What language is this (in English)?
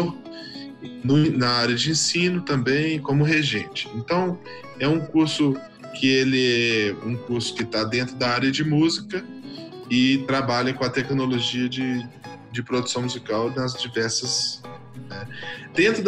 Portuguese